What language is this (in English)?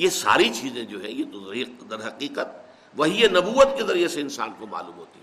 Urdu